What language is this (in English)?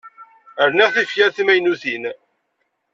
Kabyle